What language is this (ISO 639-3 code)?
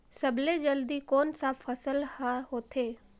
hne